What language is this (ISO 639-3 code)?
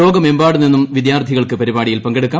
mal